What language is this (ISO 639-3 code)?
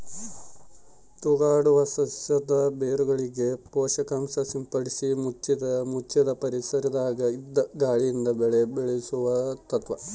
kan